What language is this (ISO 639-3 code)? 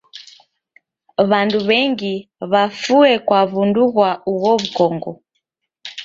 dav